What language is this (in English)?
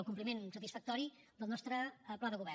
Catalan